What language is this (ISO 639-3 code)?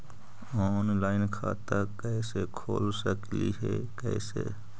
mag